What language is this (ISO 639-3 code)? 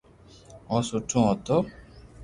lrk